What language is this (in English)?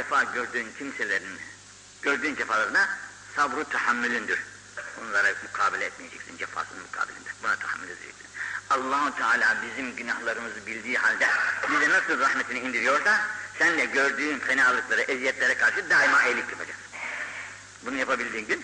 Turkish